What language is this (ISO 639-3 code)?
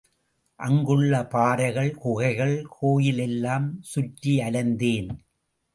tam